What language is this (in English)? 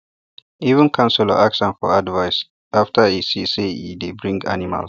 Nigerian Pidgin